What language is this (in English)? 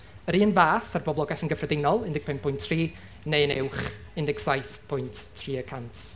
Welsh